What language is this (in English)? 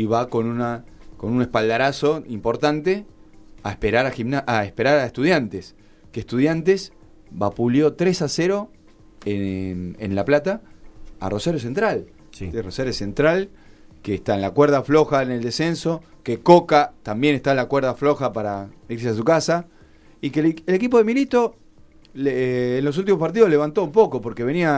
Spanish